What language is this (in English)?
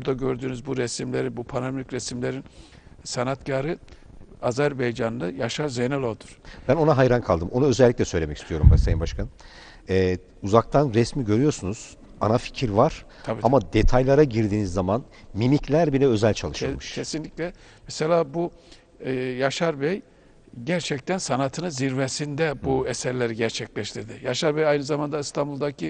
Turkish